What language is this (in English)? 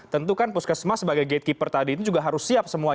Indonesian